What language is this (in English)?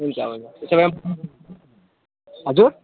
Nepali